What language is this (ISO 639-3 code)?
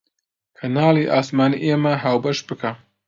ckb